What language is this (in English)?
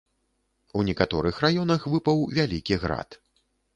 Belarusian